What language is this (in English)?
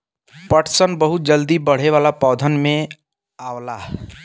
Bhojpuri